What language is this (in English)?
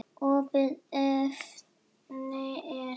Icelandic